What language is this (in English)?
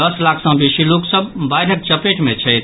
Maithili